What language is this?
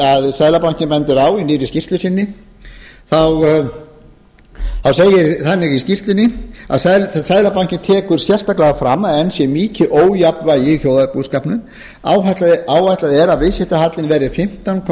Icelandic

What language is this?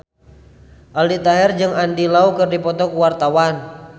Sundanese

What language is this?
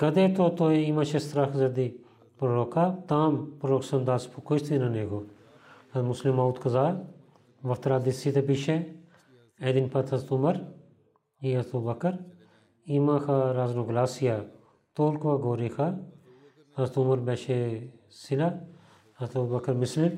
Bulgarian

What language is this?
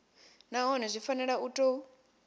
Venda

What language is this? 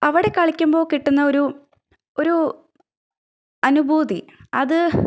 Malayalam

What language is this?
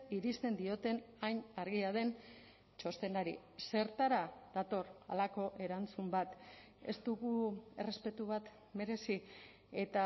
Basque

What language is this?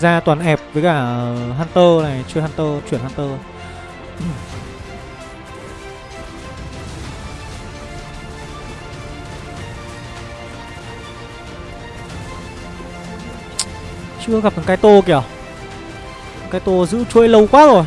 Vietnamese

